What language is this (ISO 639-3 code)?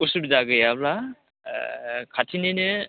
brx